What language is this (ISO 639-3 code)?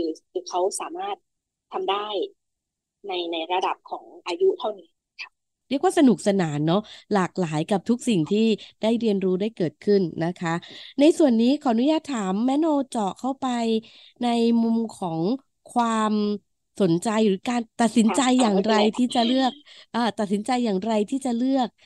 tha